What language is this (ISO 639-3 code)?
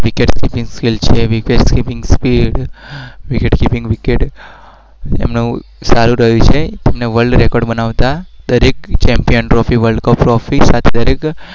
guj